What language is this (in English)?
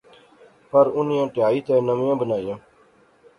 Pahari-Potwari